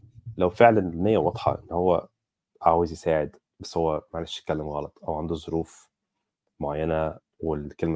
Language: Arabic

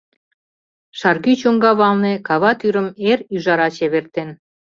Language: Mari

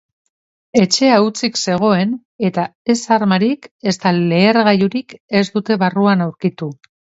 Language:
Basque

